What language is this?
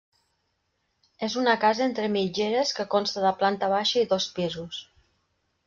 Catalan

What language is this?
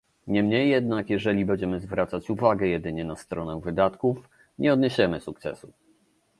Polish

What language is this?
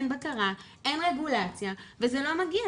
Hebrew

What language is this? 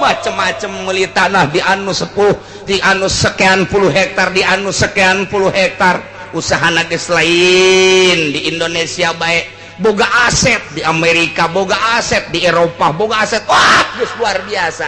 Indonesian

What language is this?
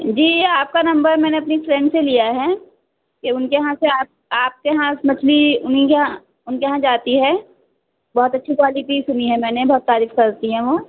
Urdu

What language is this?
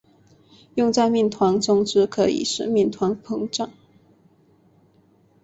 Chinese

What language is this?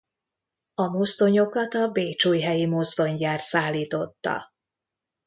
Hungarian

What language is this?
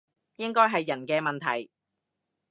Cantonese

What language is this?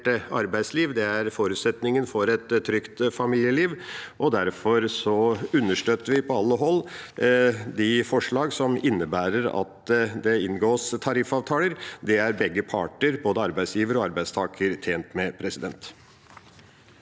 Norwegian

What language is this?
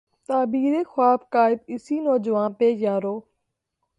Urdu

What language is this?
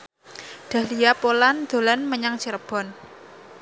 Javanese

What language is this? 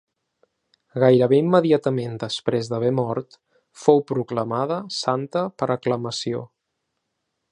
Catalan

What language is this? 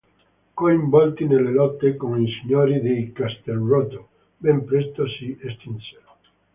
Italian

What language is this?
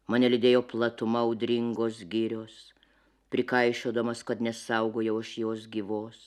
Lithuanian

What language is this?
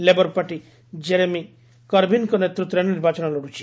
Odia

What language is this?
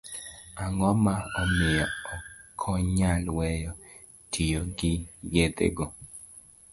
Luo (Kenya and Tanzania)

